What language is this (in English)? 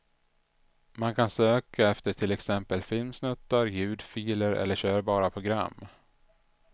Swedish